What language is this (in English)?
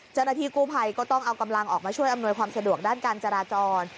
Thai